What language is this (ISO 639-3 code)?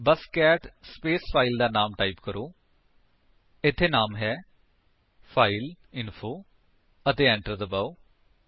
pan